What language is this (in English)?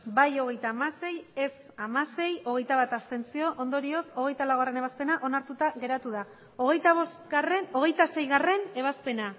Basque